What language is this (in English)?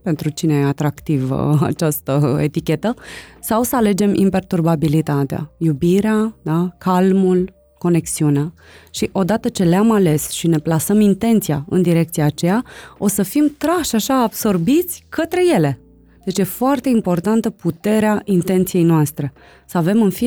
Romanian